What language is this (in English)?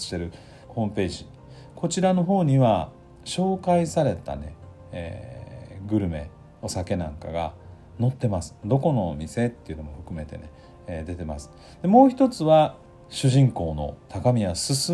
Japanese